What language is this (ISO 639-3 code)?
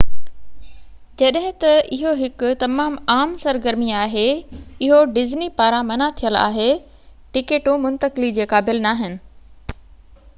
snd